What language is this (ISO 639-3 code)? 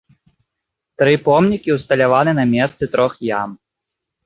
bel